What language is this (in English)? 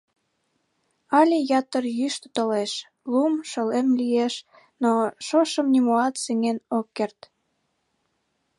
Mari